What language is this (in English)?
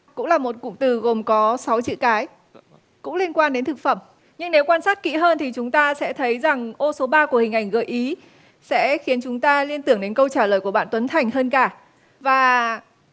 Vietnamese